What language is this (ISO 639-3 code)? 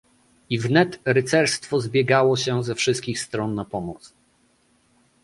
pol